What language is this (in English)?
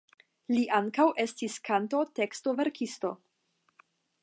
Esperanto